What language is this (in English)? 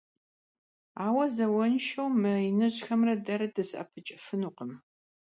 Kabardian